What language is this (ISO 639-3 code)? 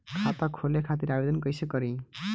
bho